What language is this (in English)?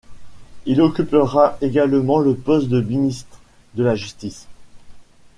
French